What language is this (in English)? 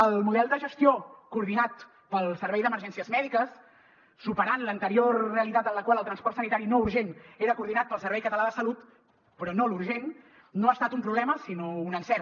Catalan